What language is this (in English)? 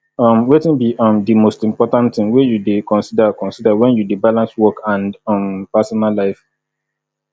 Nigerian Pidgin